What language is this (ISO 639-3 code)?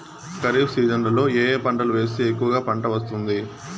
tel